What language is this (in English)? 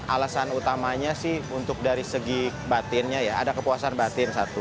Indonesian